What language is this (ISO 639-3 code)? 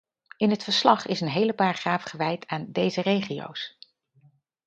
nld